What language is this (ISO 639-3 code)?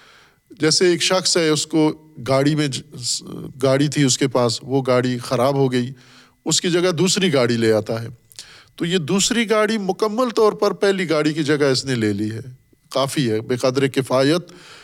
urd